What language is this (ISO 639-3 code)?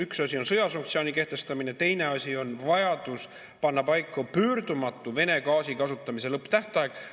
est